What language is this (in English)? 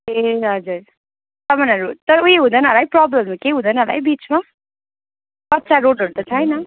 Nepali